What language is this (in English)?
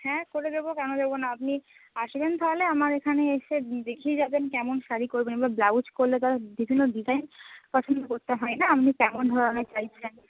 Bangla